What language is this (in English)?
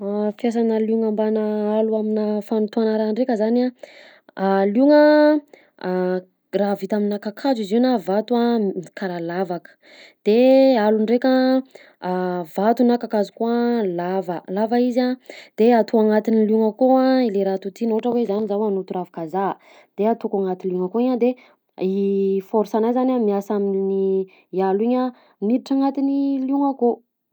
Southern Betsimisaraka Malagasy